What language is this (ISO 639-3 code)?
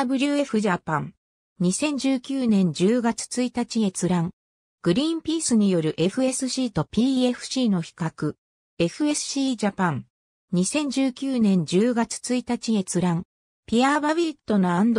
jpn